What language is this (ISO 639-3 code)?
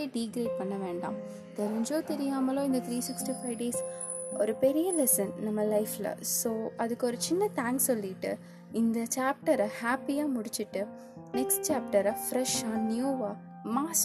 tam